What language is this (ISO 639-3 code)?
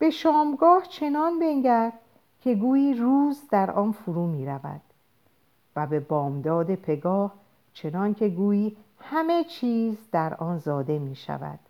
fas